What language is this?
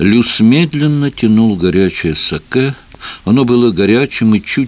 Russian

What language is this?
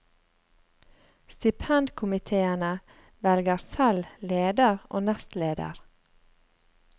Norwegian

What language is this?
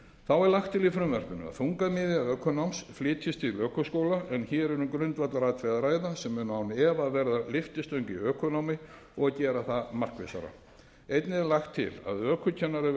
Icelandic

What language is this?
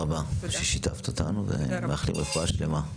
Hebrew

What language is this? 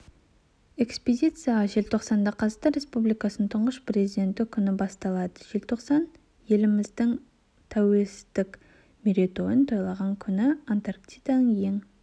Kazakh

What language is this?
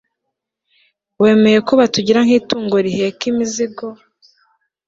Kinyarwanda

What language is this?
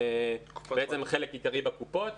Hebrew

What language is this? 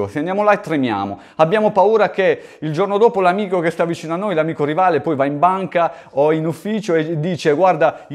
Italian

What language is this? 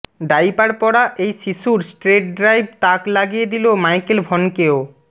Bangla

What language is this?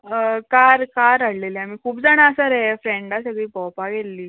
Konkani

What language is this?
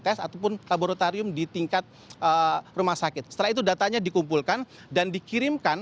Indonesian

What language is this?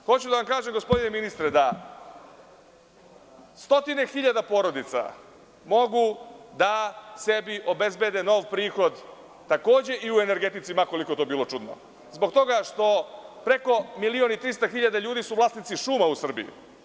Serbian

